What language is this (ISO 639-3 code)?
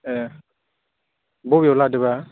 brx